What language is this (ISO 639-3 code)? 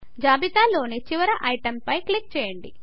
tel